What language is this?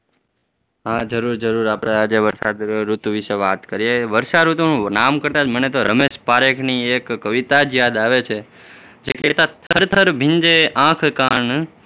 Gujarati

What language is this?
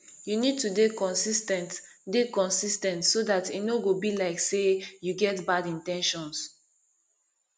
Nigerian Pidgin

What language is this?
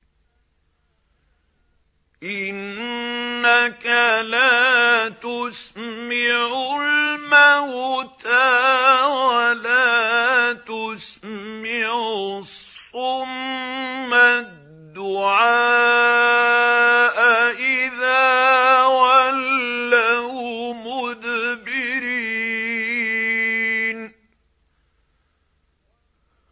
Arabic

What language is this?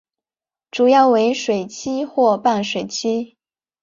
Chinese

